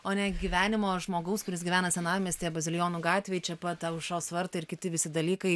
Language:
Lithuanian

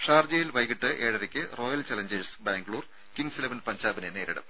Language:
Malayalam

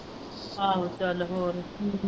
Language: Punjabi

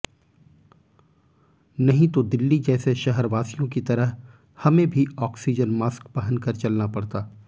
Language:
Hindi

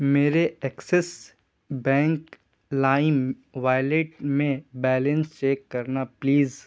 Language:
Urdu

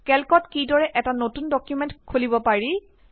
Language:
Assamese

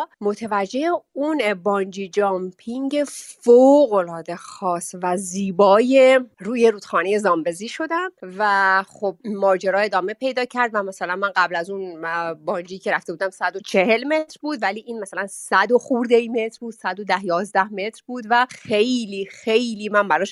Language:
Persian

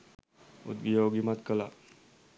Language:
Sinhala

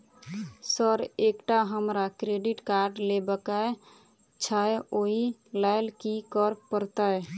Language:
Maithili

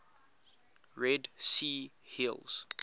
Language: English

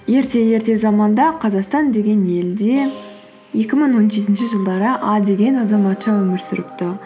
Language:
Kazakh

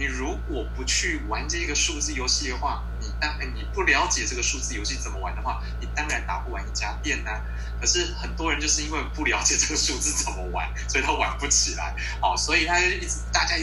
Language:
Chinese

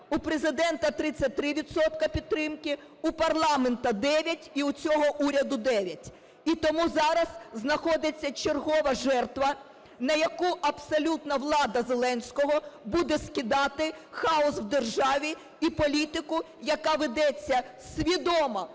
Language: Ukrainian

